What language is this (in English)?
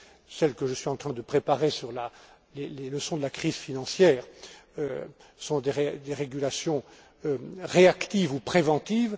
French